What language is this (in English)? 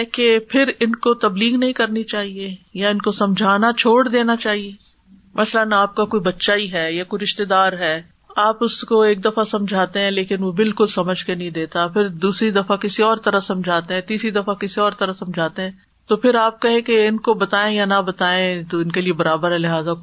Urdu